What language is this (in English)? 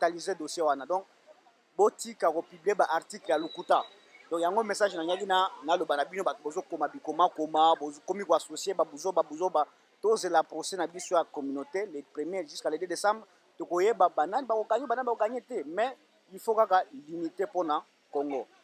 French